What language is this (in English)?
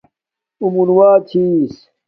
Domaaki